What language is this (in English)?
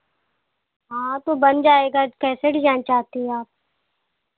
Hindi